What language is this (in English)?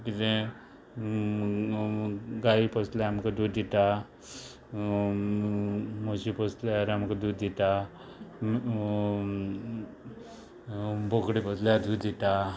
Konkani